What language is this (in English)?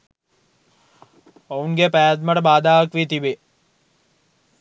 Sinhala